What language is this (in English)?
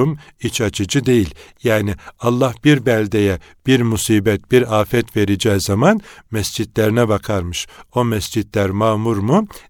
Turkish